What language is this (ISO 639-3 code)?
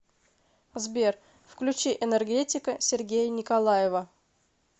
rus